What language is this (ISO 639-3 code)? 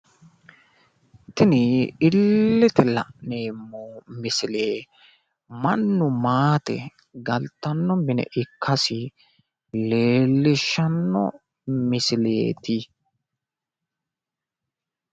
sid